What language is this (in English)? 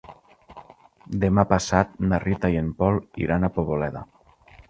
Catalan